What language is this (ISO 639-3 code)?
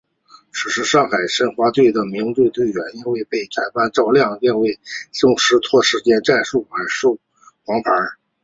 zho